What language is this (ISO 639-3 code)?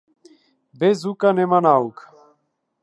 mkd